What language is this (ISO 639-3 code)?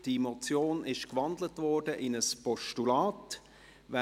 gsw